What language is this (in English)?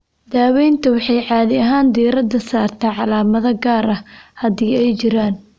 Somali